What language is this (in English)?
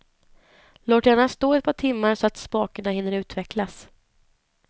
Swedish